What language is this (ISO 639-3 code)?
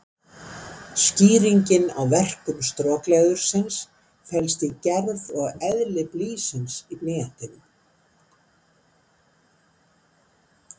isl